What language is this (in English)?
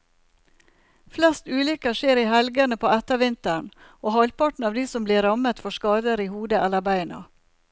Norwegian